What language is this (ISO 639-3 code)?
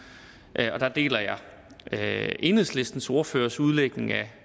dan